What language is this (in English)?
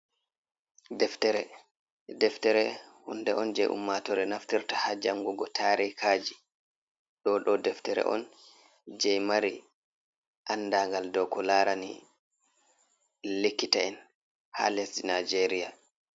Fula